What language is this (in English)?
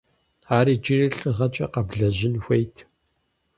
Kabardian